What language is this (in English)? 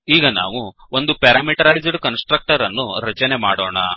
Kannada